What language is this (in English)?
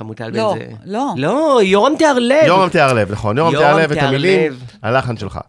Hebrew